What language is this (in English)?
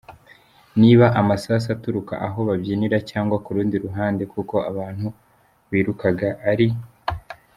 Kinyarwanda